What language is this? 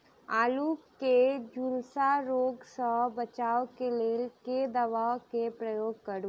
Maithili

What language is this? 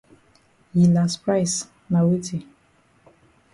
Cameroon Pidgin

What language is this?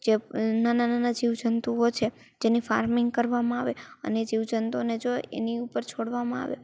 Gujarati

